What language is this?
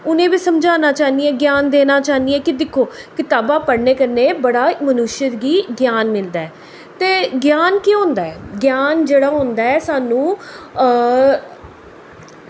Dogri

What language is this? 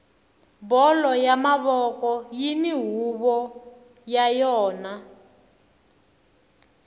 Tsonga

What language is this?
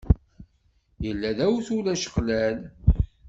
Kabyle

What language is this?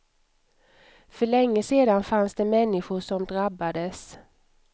Swedish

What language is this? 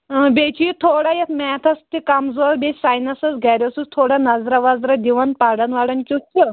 Kashmiri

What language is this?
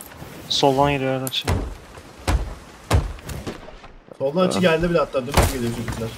Turkish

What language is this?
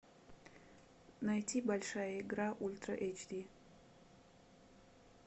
Russian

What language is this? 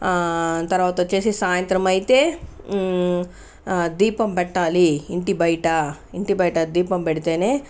Telugu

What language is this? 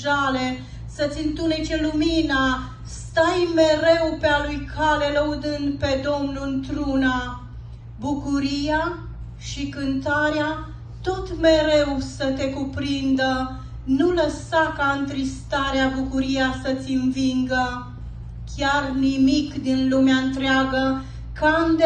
Romanian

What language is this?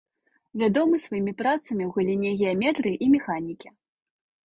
Belarusian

